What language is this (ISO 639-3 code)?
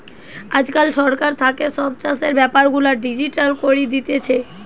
ben